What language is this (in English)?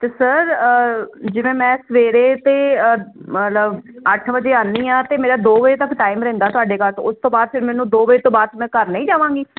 Punjabi